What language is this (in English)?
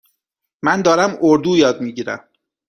Persian